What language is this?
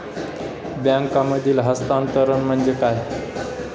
Marathi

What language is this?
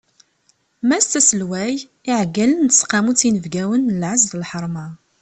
Kabyle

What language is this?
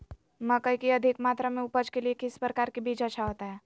Magahi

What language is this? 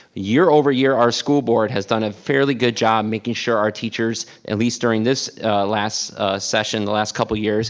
English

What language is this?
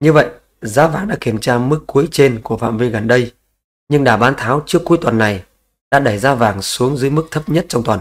Vietnamese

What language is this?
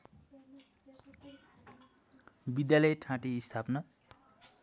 Nepali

